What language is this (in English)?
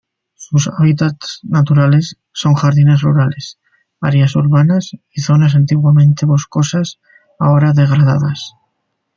Spanish